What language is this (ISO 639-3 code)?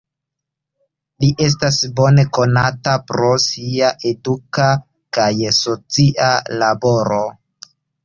epo